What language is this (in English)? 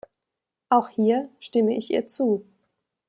German